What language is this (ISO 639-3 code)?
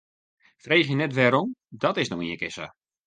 fry